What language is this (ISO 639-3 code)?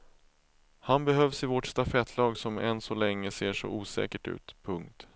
swe